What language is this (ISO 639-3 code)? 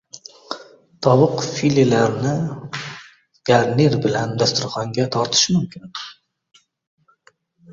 uzb